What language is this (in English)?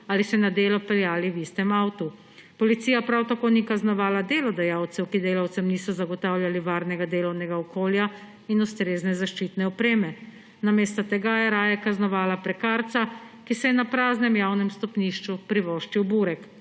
Slovenian